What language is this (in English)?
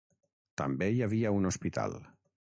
Catalan